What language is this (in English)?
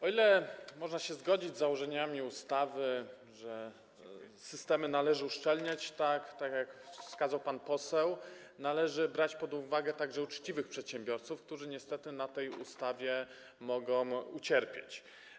Polish